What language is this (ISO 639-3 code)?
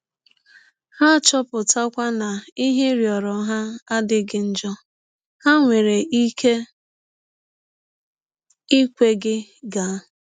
ibo